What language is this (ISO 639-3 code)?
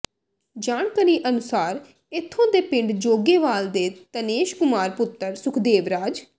pan